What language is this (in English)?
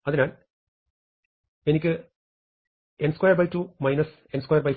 Malayalam